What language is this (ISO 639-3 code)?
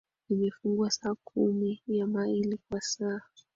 swa